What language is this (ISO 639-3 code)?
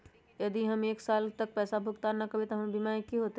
mag